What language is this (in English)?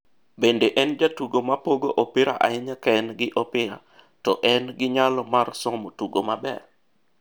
Luo (Kenya and Tanzania)